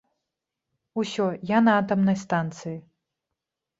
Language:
Belarusian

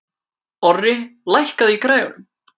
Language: Icelandic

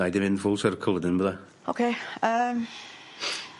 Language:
Welsh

